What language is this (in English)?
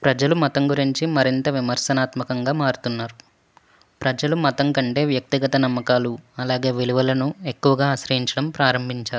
Telugu